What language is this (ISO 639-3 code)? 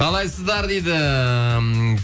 kaz